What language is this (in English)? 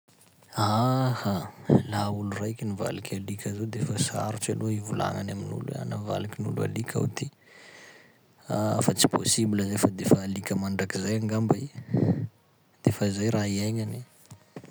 Sakalava Malagasy